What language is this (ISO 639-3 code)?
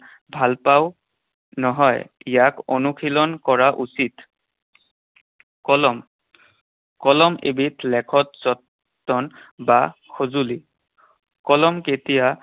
asm